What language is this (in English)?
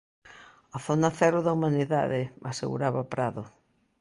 Galician